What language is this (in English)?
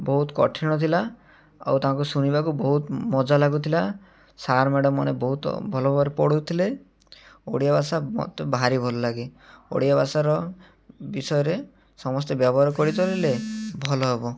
Odia